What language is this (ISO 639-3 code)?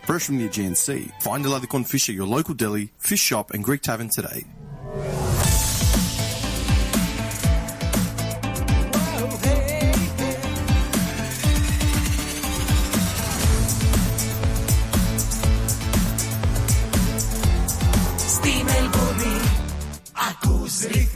ell